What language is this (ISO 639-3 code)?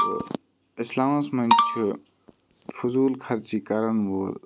kas